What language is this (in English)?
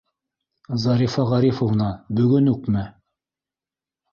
Bashkir